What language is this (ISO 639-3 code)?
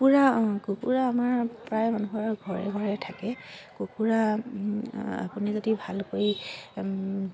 asm